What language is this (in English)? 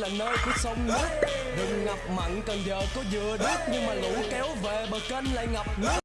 Vietnamese